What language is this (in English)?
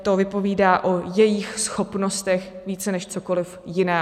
Czech